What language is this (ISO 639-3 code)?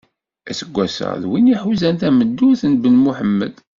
kab